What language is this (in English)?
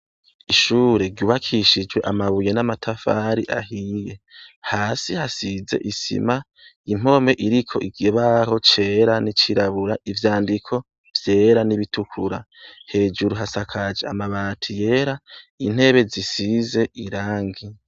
Rundi